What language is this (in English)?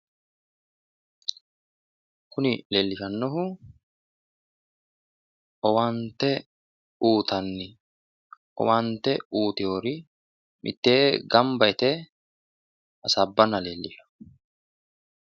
Sidamo